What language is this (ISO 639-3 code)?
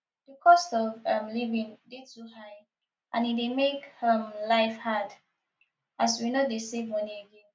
pcm